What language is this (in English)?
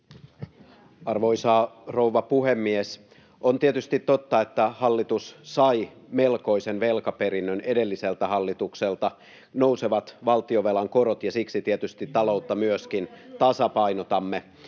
Finnish